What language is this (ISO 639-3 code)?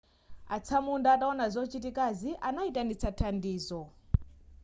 nya